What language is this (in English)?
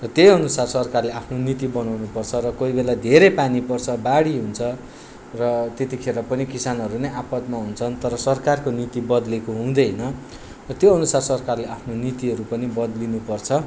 Nepali